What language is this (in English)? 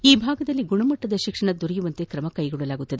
Kannada